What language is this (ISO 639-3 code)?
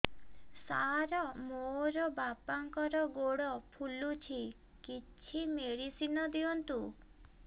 ori